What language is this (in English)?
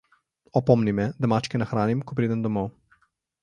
Slovenian